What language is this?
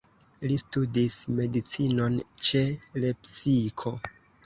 Esperanto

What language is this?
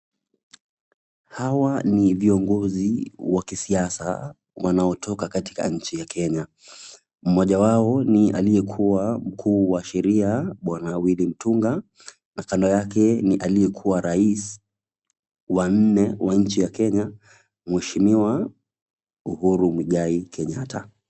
Swahili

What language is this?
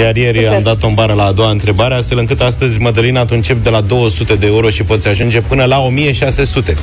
Romanian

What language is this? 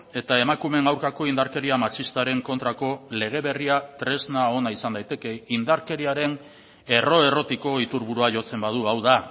Basque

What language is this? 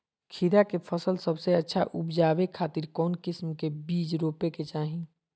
Magahi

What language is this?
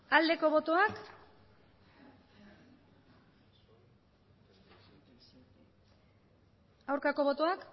Basque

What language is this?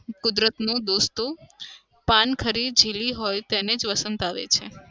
Gujarati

